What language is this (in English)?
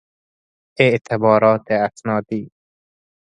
Persian